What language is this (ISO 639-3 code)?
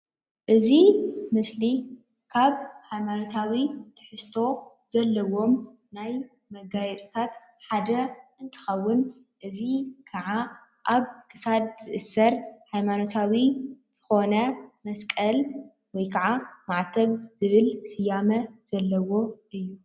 tir